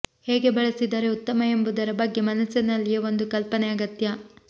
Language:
Kannada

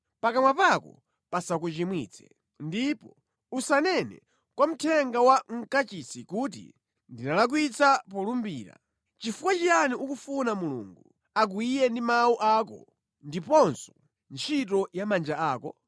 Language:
Nyanja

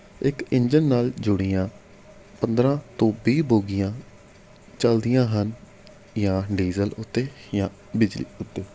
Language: Punjabi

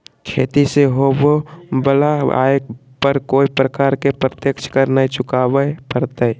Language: Magahi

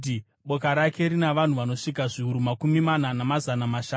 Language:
Shona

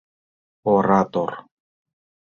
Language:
Mari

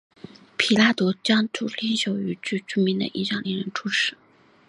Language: Chinese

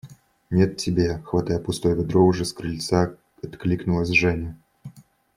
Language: Russian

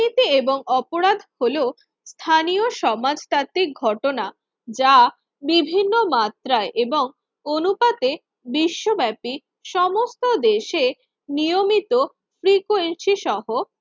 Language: Bangla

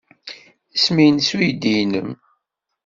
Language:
Kabyle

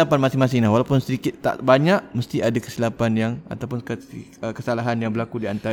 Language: Malay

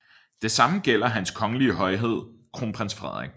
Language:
Danish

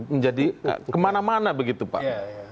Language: Indonesian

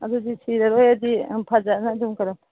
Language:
Manipuri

